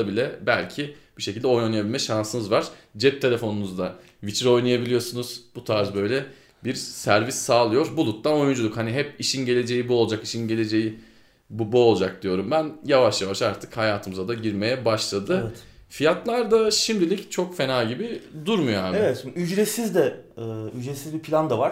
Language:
Turkish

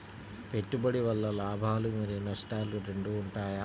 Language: Telugu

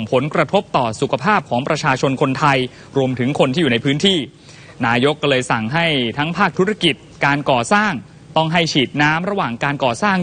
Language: Thai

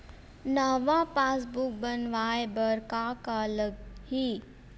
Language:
Chhattisgarhi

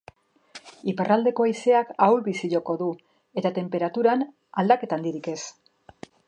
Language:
Basque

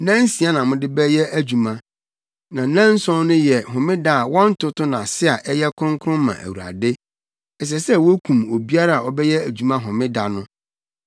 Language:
Akan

